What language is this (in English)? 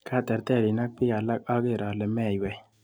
Kalenjin